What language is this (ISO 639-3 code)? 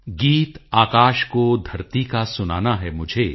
pan